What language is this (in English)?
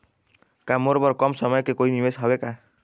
Chhattisgarhi